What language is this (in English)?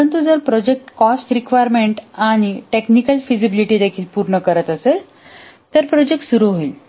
Marathi